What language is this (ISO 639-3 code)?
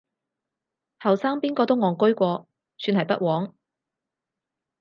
yue